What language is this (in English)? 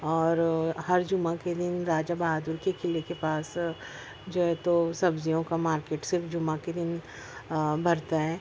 Urdu